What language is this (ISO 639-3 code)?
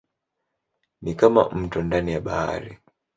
swa